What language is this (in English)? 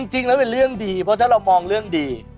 Thai